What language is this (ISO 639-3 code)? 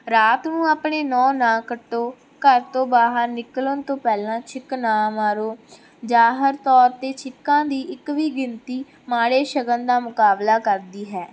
pan